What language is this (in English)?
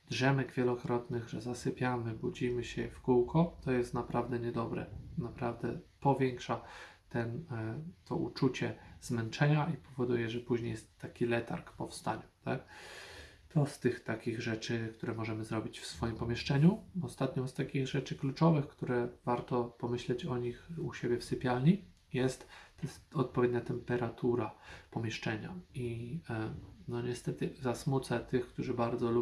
Polish